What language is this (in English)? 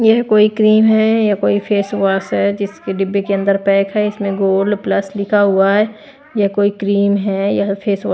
Hindi